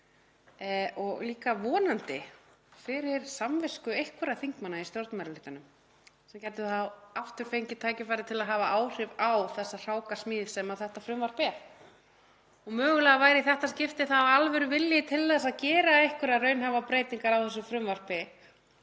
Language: Icelandic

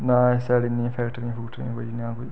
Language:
Dogri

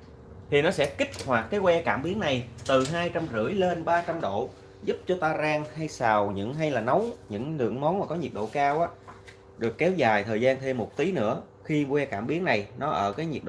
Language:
Vietnamese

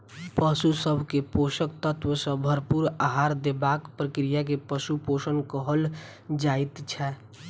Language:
Maithili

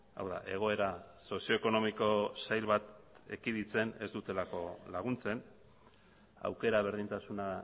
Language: Basque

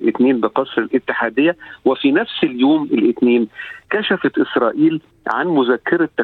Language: Arabic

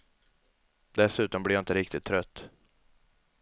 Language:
Swedish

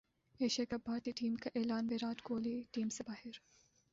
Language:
Urdu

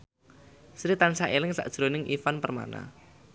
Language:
Javanese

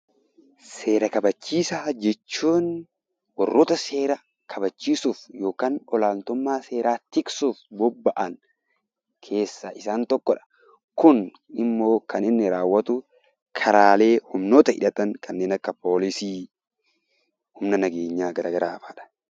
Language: Oromo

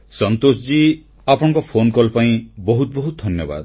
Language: Odia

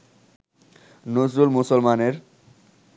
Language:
Bangla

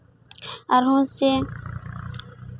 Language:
Santali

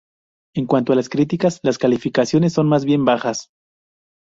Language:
Spanish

